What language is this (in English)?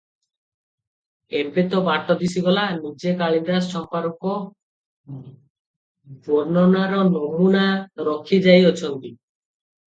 Odia